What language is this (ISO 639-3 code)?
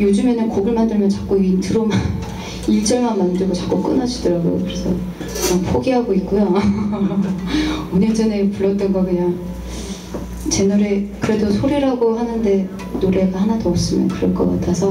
kor